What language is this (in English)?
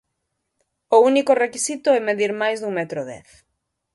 Galician